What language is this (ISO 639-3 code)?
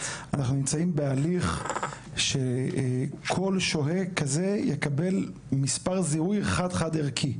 heb